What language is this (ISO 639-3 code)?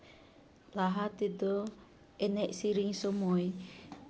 sat